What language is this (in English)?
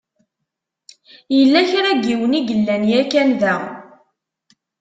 Kabyle